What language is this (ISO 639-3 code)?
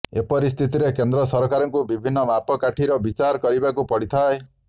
ori